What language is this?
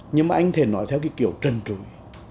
Vietnamese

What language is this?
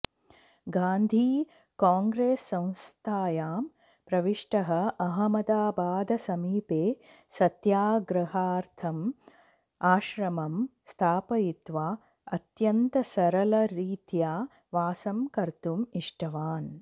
Sanskrit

